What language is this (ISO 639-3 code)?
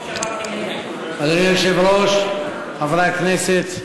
heb